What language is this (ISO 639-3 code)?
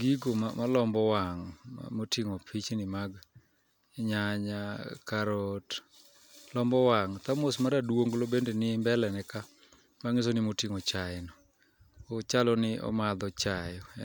luo